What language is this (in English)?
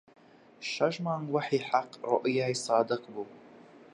Central Kurdish